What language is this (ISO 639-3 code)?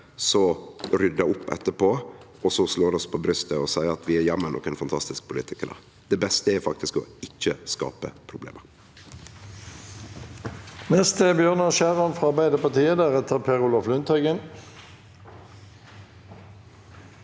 nor